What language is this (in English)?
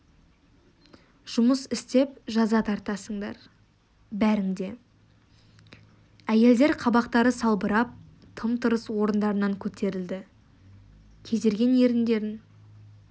Kazakh